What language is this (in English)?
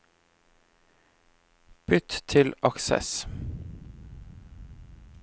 Norwegian